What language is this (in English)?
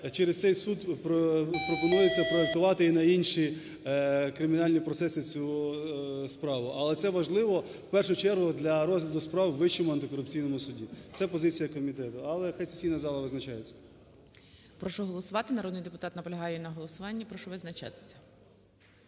Ukrainian